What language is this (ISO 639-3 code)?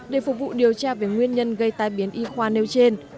vie